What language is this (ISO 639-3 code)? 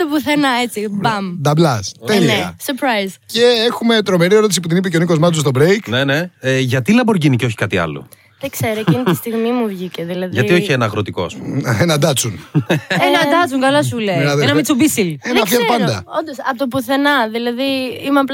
ell